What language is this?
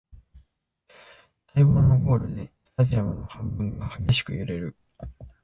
Japanese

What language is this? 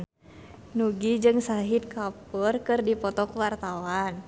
Sundanese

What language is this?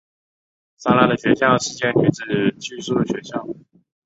Chinese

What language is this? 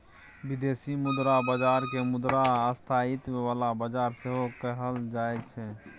Maithili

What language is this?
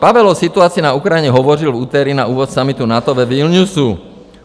Czech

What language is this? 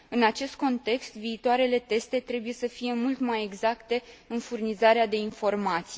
Romanian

